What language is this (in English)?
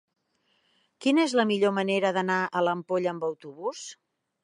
Catalan